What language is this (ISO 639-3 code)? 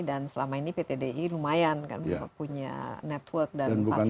ind